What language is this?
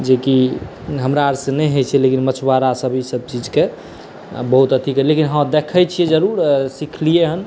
Maithili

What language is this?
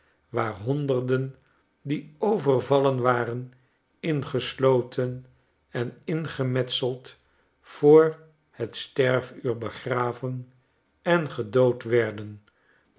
Dutch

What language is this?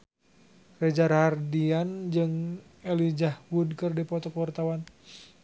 Sundanese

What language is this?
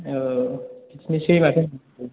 Bodo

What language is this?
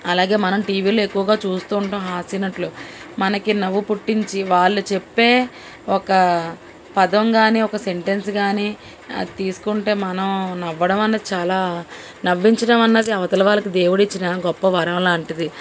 Telugu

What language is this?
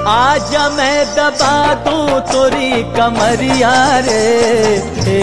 Hindi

